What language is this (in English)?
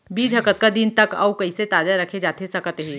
Chhattisgarhi